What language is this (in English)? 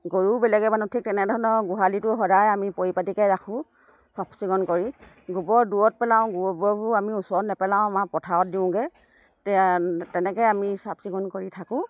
Assamese